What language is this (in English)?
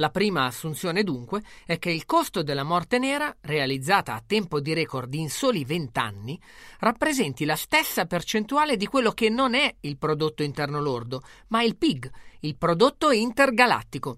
Italian